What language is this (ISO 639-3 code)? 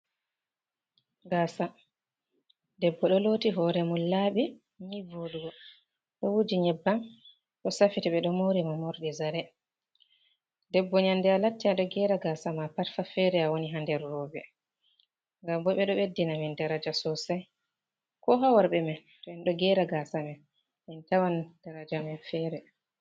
ful